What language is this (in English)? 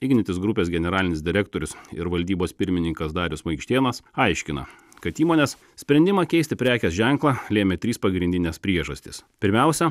Lithuanian